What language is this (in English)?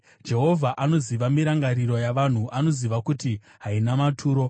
Shona